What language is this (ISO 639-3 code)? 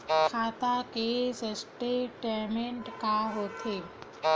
hne